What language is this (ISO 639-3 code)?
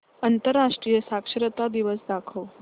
mar